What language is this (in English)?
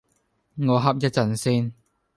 Cantonese